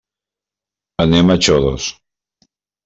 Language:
Catalan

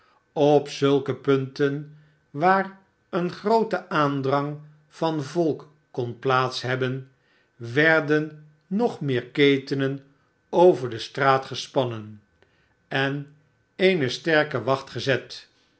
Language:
Dutch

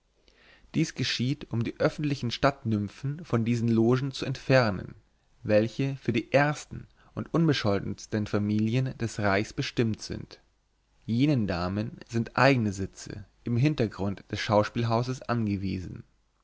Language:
German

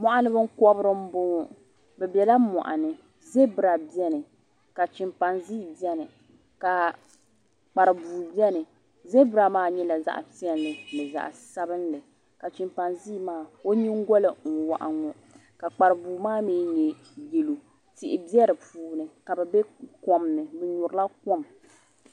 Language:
Dagbani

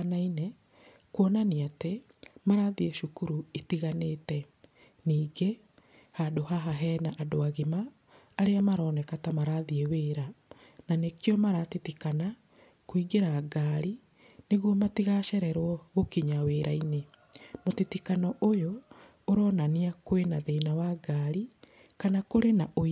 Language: Kikuyu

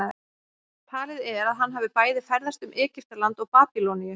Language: Icelandic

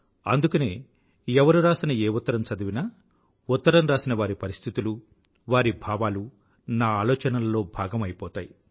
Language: Telugu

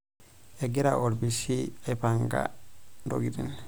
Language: Masai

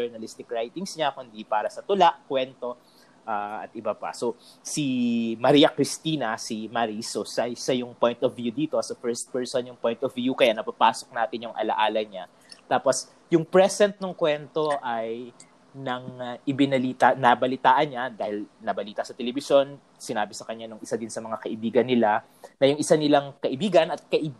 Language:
Filipino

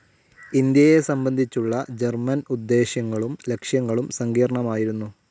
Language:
Malayalam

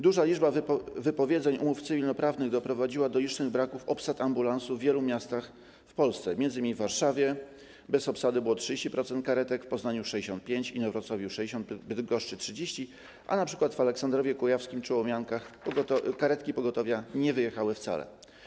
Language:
Polish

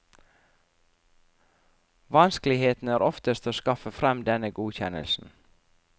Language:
Norwegian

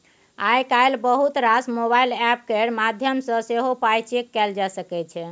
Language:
Maithili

